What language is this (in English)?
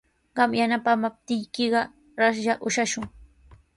Sihuas Ancash Quechua